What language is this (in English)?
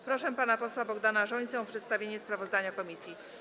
Polish